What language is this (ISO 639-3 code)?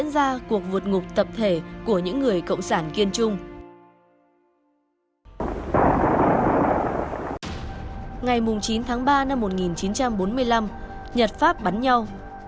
vie